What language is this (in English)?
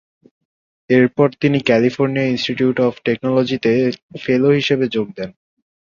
Bangla